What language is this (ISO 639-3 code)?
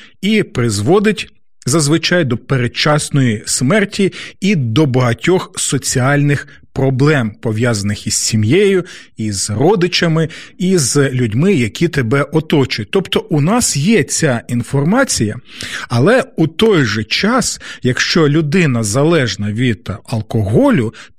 ukr